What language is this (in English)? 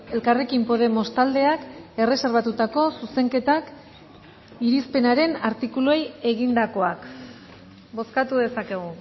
Basque